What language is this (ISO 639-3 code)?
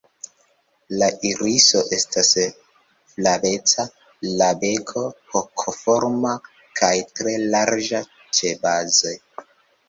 epo